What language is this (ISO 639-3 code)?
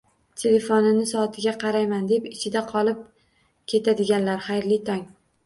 uzb